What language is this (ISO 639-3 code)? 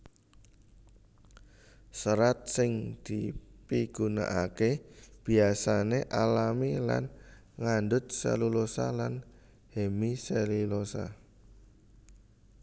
jav